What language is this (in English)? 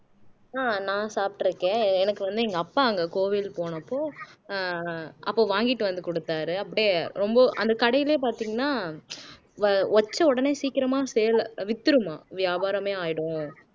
Tamil